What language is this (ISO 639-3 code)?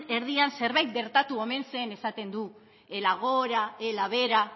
eus